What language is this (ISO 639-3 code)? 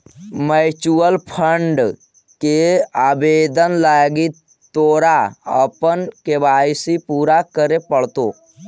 mag